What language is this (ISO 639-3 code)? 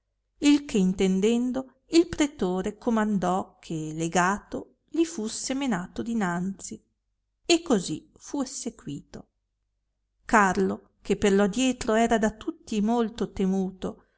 ita